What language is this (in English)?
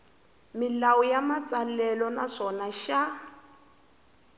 Tsonga